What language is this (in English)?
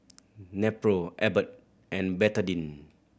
English